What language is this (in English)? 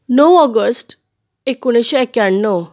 Konkani